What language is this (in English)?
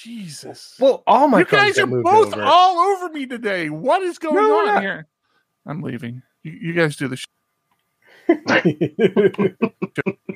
English